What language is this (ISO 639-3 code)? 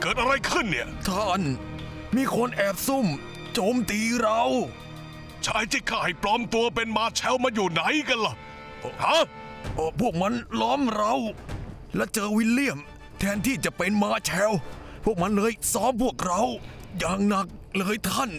tha